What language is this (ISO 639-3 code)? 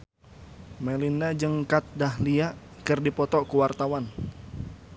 sun